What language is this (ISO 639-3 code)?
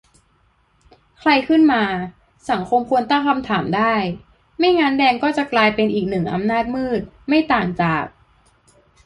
tha